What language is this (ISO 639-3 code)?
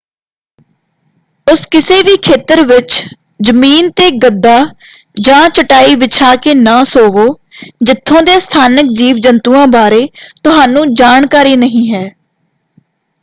pan